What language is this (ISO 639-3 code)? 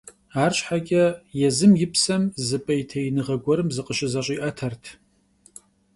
kbd